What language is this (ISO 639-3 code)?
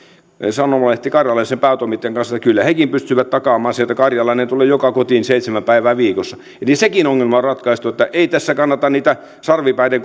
fin